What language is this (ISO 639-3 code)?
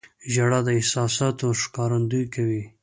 pus